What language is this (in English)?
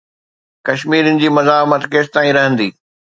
Sindhi